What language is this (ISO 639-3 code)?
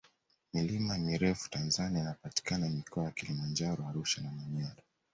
swa